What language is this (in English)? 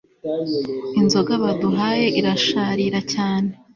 Kinyarwanda